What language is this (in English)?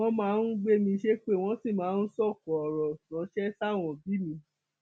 Yoruba